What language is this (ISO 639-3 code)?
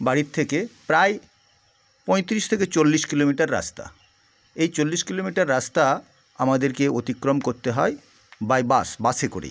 ben